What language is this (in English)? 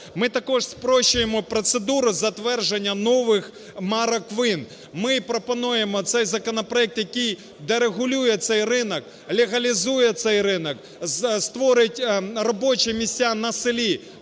Ukrainian